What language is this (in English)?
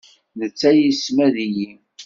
Kabyle